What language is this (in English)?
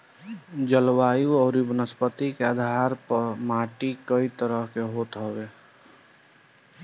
Bhojpuri